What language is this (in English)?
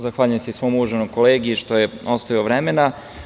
Serbian